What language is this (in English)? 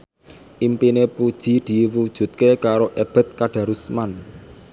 Javanese